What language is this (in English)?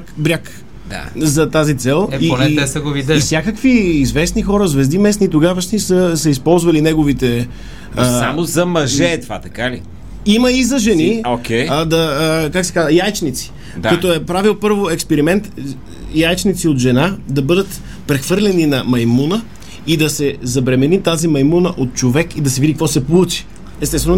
Bulgarian